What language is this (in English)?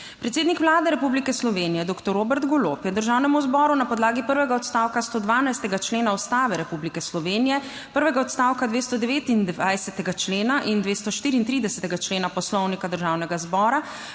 Slovenian